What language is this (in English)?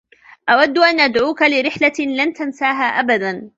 Arabic